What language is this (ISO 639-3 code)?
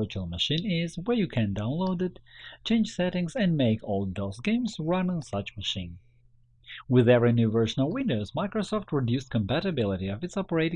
eng